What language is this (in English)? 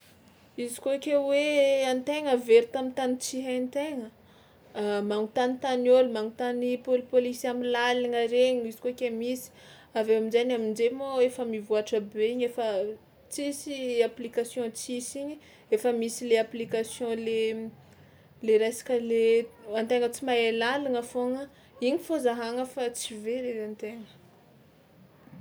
Tsimihety Malagasy